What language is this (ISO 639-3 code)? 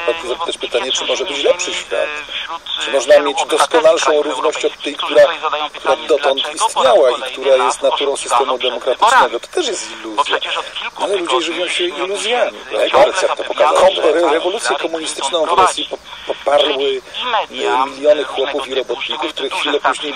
pol